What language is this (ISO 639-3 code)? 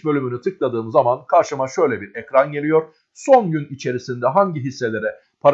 tur